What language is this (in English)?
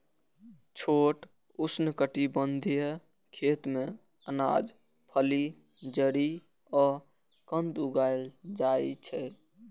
Maithili